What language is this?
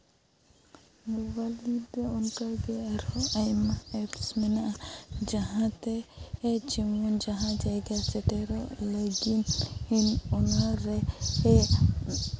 Santali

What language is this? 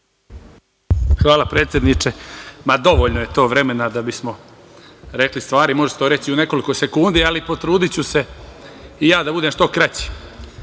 Serbian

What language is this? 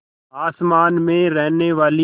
Hindi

